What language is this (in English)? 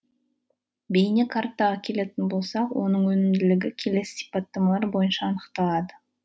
Kazakh